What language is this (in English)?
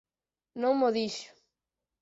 Galician